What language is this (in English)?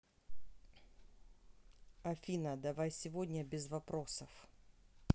Russian